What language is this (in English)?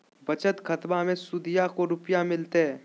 Magahi